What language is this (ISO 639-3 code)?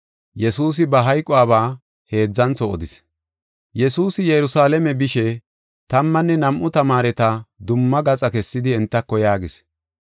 gof